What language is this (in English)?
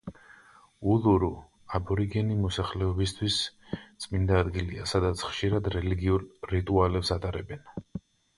Georgian